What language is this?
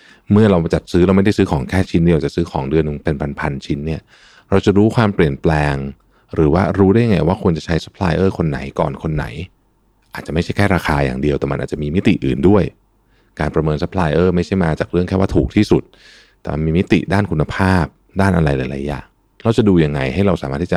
Thai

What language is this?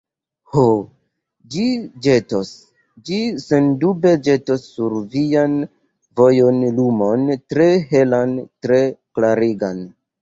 Esperanto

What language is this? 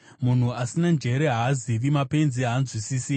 Shona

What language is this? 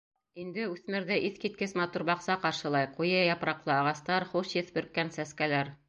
Bashkir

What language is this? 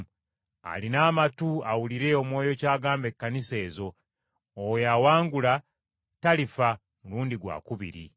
Ganda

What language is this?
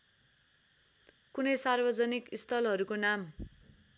Nepali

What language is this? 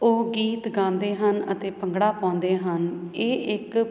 Punjabi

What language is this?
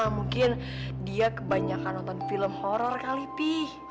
Indonesian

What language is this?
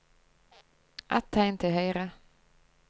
Norwegian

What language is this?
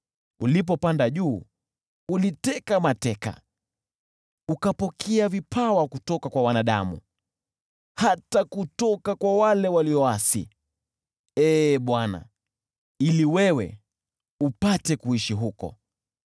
Swahili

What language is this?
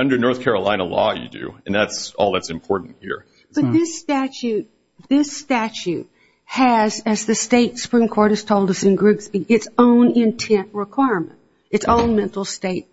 English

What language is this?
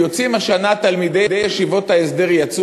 Hebrew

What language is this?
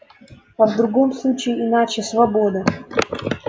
Russian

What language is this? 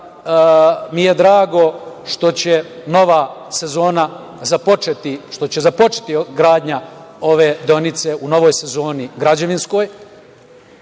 Serbian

